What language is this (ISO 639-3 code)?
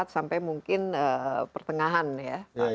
ind